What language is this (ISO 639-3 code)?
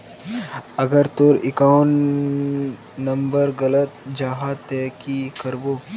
mag